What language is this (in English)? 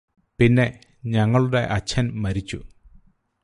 Malayalam